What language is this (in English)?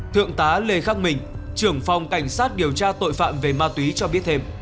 Vietnamese